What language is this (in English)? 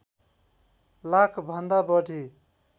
Nepali